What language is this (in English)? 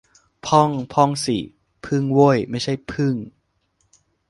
Thai